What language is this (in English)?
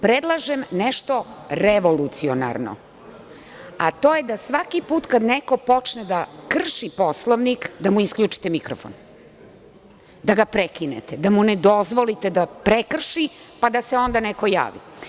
Serbian